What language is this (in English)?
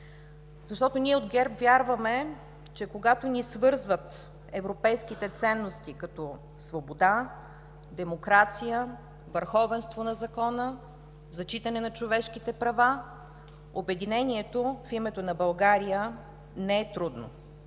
Bulgarian